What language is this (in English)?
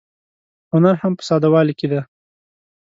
Pashto